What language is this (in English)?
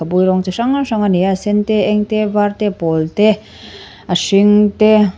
Mizo